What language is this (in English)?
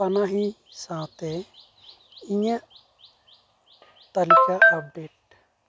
Santali